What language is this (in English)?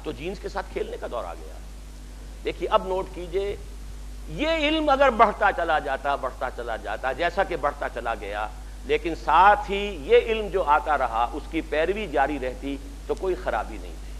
Urdu